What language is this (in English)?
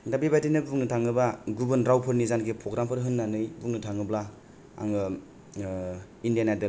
Bodo